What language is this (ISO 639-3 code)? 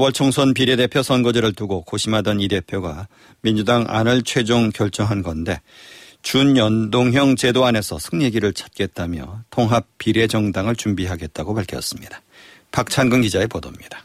kor